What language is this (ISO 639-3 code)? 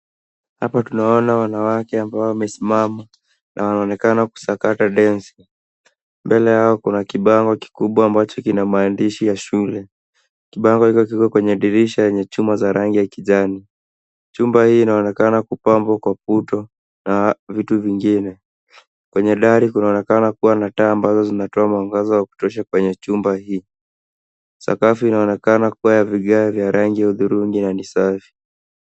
swa